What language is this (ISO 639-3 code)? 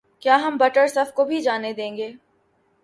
urd